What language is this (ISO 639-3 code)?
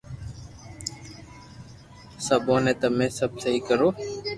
lrk